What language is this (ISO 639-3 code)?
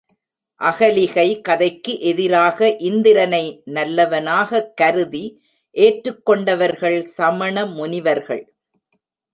tam